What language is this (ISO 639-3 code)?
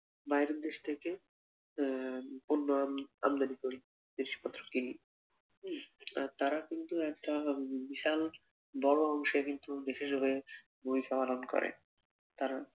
ben